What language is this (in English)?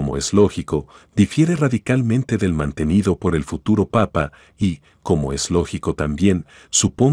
Spanish